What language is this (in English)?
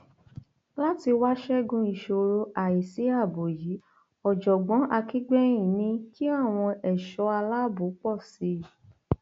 Yoruba